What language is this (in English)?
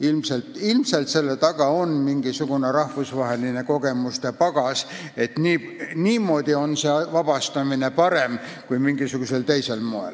Estonian